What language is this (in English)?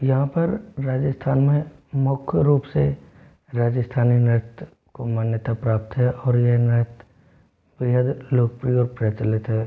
Hindi